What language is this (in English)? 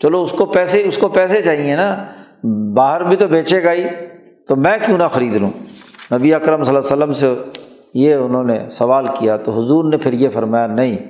Urdu